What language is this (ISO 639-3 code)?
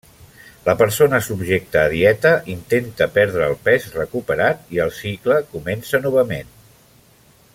cat